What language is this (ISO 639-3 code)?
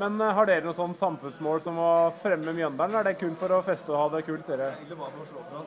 nor